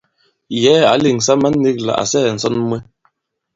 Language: Bankon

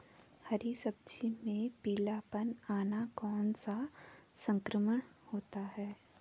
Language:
Hindi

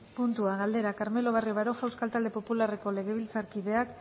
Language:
Basque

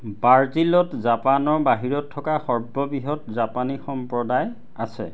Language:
Assamese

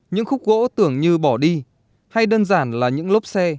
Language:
Vietnamese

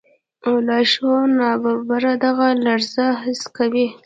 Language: Pashto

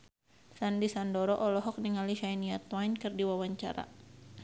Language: Sundanese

